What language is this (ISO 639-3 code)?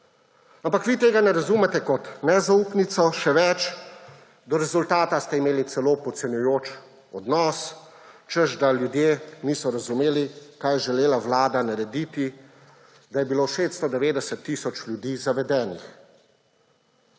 slv